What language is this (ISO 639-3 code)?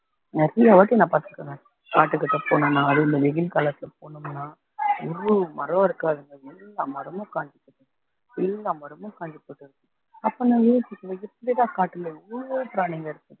tam